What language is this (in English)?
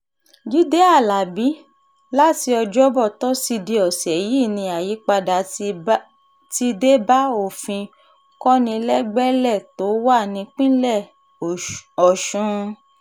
Yoruba